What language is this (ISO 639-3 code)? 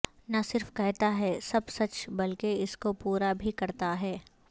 urd